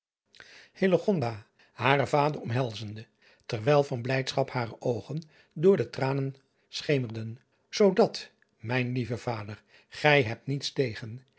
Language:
Dutch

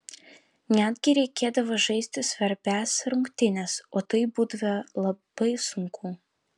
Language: Lithuanian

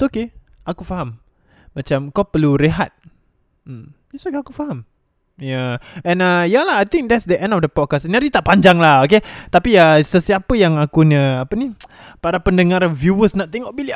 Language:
Malay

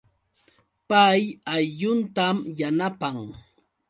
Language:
Yauyos Quechua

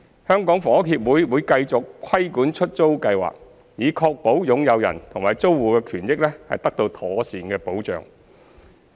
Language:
Cantonese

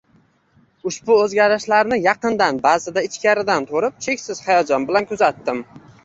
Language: Uzbek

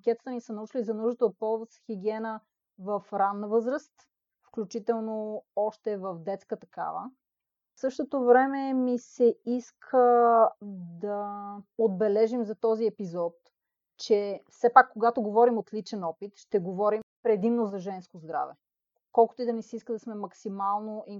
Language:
Bulgarian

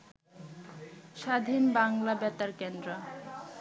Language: Bangla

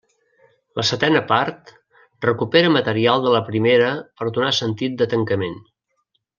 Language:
Catalan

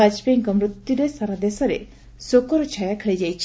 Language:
Odia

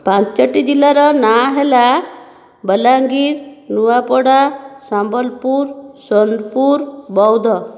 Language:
Odia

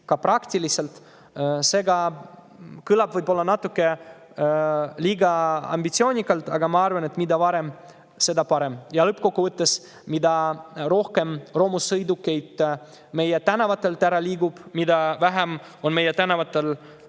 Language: Estonian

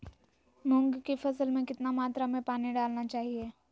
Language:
Magahi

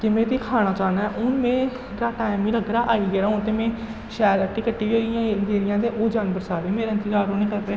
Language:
Dogri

